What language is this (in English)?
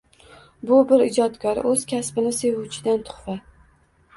Uzbek